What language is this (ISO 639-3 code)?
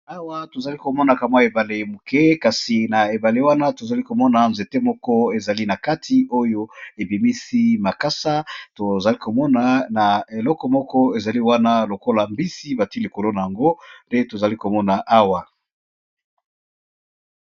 lin